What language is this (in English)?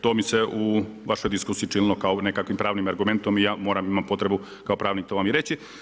Croatian